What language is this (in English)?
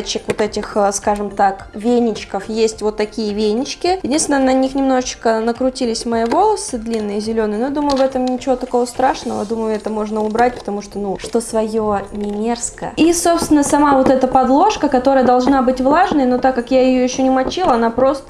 Russian